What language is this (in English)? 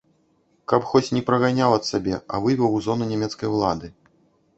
Belarusian